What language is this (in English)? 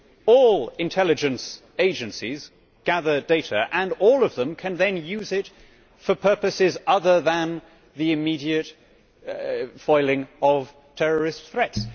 English